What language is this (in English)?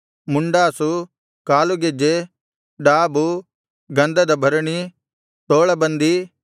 Kannada